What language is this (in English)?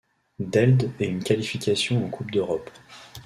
French